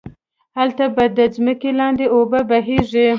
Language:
Pashto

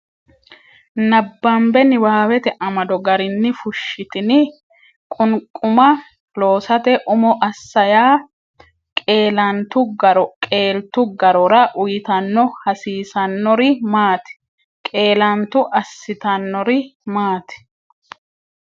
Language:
Sidamo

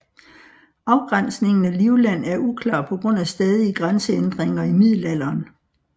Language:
Danish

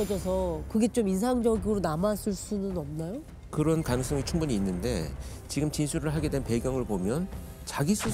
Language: Korean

